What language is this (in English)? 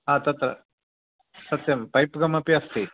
Sanskrit